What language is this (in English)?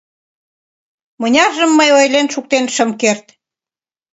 Mari